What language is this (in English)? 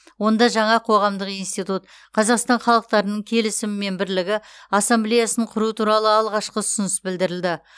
Kazakh